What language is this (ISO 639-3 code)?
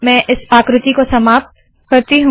hin